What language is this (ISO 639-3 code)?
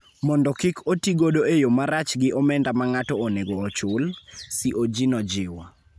luo